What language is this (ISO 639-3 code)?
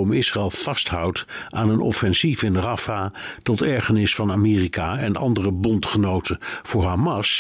nld